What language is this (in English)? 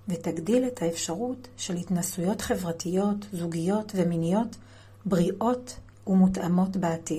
Hebrew